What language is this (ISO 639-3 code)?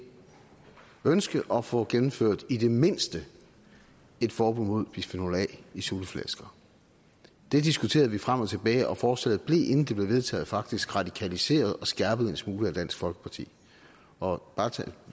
dan